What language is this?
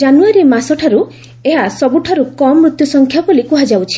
Odia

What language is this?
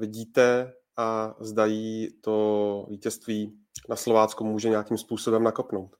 Czech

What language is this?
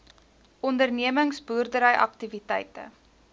Afrikaans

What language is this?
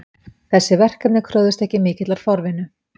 Icelandic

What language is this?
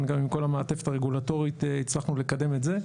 Hebrew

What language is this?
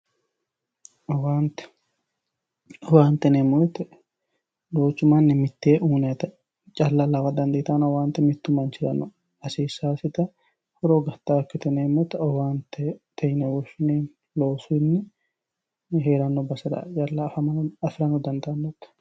Sidamo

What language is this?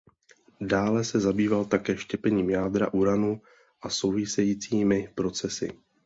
Czech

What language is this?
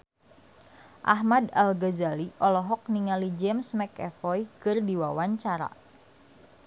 Sundanese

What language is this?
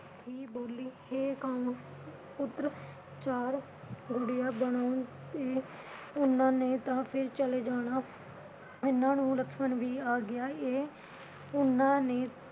Punjabi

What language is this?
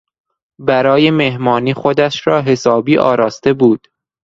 Persian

